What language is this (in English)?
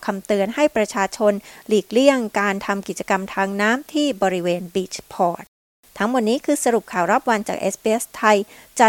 Thai